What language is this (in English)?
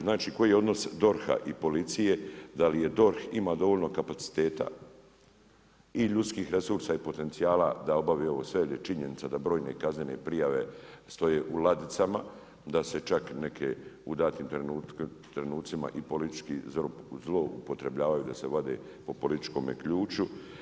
Croatian